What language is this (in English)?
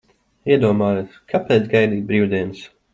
Latvian